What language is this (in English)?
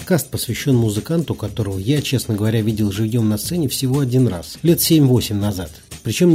Russian